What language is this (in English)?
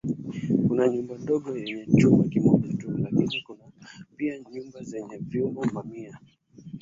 Swahili